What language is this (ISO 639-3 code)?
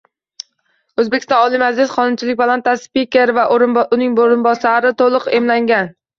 uzb